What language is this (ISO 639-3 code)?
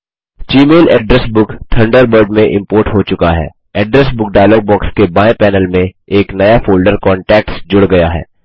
hin